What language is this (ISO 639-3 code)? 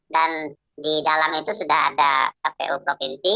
ind